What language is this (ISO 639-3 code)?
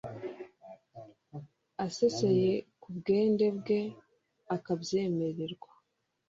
kin